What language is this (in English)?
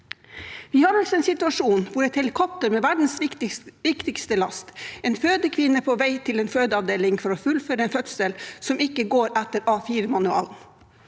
Norwegian